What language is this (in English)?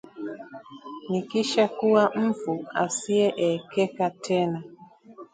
Swahili